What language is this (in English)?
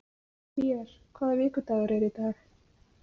Icelandic